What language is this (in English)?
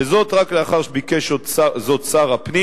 Hebrew